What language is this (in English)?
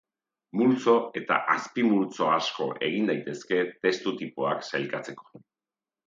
Basque